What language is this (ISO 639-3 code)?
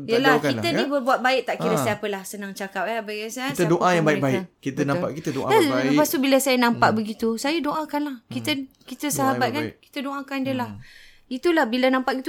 msa